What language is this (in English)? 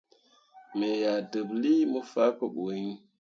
Mundang